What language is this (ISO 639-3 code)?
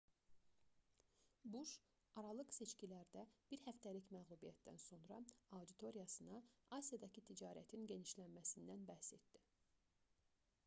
aze